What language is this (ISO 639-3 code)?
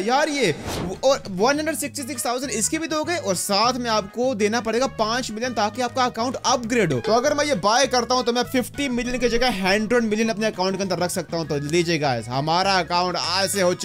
hin